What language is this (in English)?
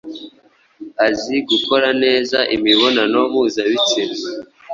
Kinyarwanda